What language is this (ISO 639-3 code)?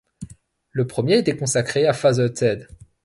fra